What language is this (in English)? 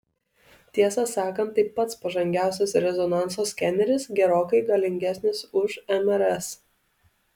Lithuanian